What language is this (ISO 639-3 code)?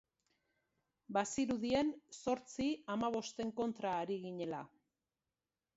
eus